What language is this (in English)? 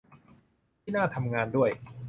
Thai